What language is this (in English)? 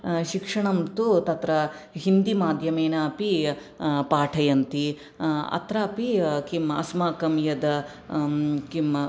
Sanskrit